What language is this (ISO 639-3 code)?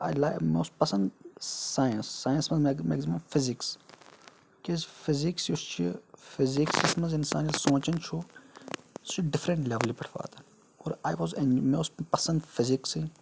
kas